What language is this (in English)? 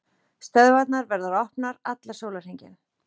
Icelandic